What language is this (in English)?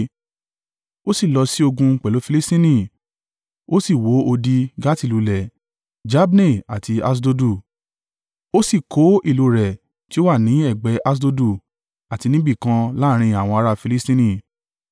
Yoruba